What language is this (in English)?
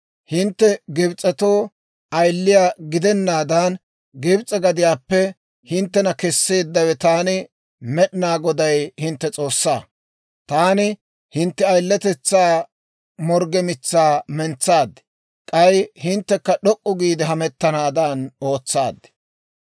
Dawro